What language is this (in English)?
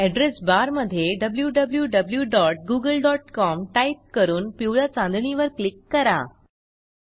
Marathi